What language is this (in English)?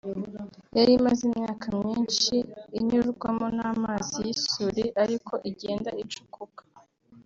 Kinyarwanda